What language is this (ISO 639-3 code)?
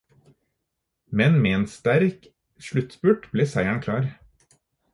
nob